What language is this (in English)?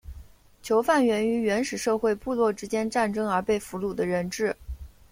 Chinese